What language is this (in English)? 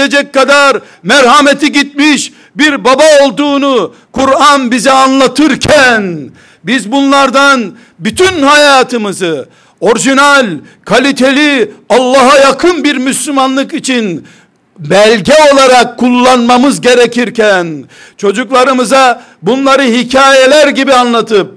Turkish